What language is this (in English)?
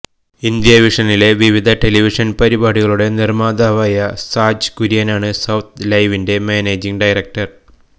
Malayalam